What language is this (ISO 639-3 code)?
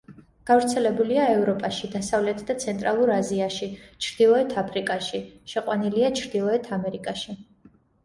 kat